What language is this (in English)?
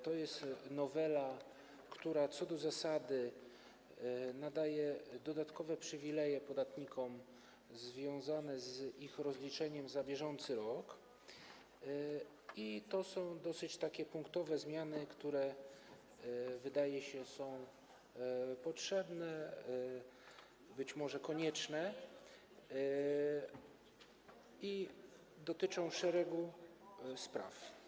Polish